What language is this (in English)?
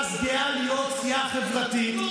Hebrew